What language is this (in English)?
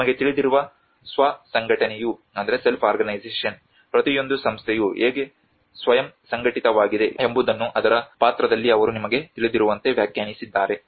Kannada